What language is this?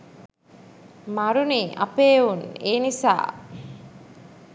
Sinhala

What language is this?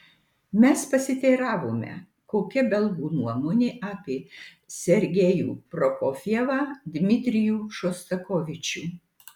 Lithuanian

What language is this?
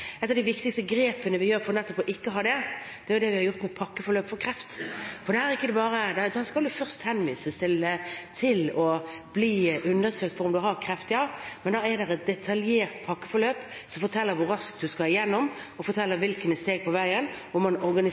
Norwegian Bokmål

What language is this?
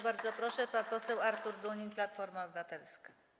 Polish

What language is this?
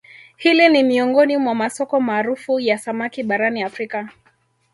Swahili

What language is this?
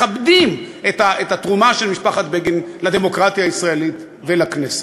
Hebrew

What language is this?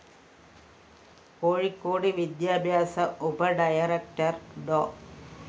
Malayalam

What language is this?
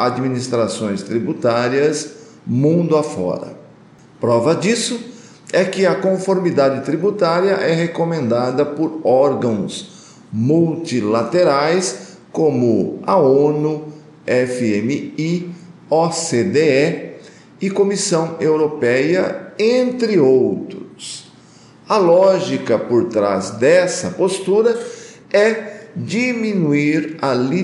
Portuguese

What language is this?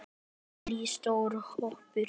Icelandic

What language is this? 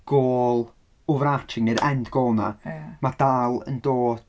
Welsh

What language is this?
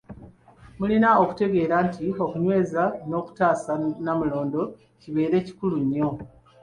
Ganda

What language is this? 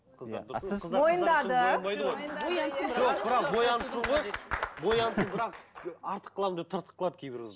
Kazakh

